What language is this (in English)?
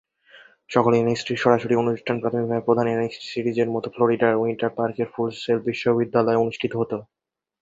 Bangla